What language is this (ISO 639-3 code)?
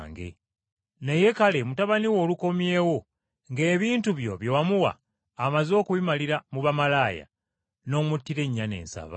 lug